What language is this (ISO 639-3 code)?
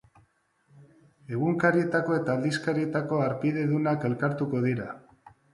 eus